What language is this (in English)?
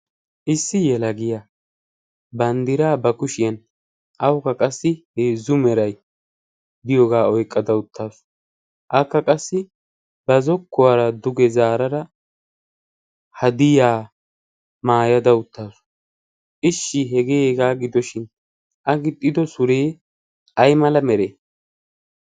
Wolaytta